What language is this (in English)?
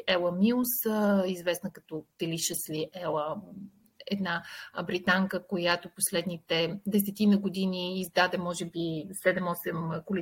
Bulgarian